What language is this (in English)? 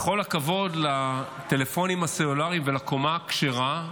Hebrew